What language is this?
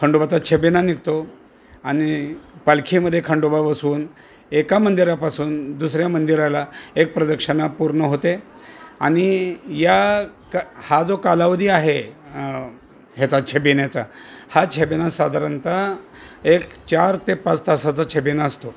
Marathi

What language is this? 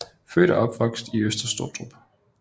Danish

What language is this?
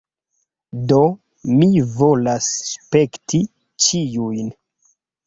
Esperanto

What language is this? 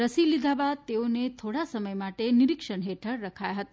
Gujarati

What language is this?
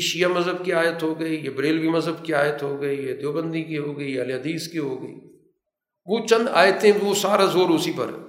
Urdu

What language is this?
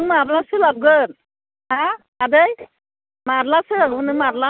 Bodo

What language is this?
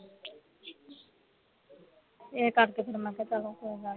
Punjabi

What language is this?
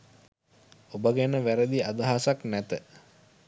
Sinhala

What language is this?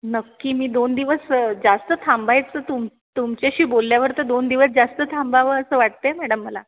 Marathi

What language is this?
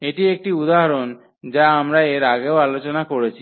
Bangla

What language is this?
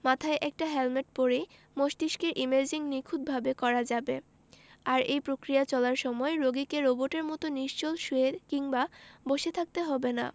Bangla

